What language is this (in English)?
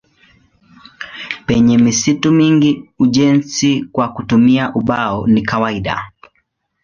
Swahili